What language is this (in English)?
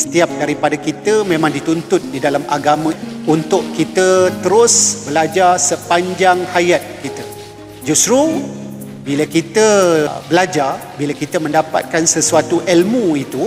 Malay